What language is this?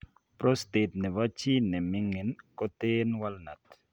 Kalenjin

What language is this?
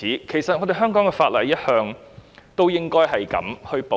Cantonese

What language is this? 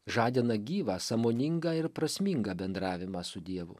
Lithuanian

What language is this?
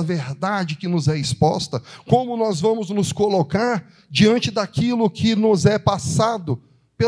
Portuguese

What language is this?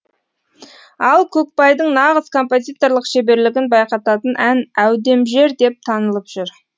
Kazakh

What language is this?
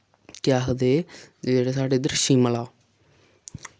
Dogri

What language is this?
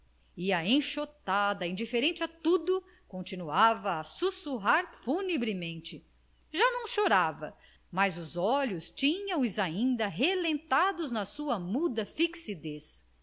Portuguese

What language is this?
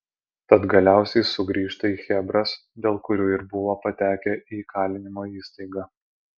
Lithuanian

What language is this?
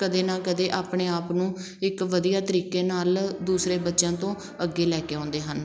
Punjabi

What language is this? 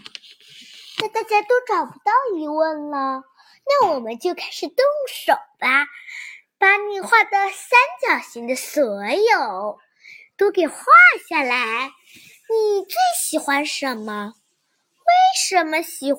Chinese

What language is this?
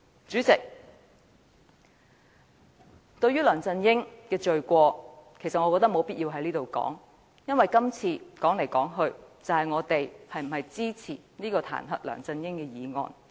Cantonese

